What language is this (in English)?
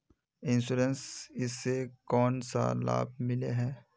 Magahi